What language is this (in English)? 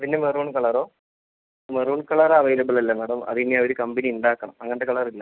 Malayalam